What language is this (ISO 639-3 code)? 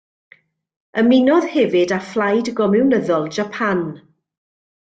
cym